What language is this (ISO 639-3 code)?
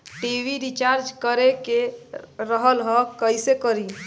bho